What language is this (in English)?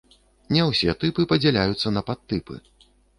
Belarusian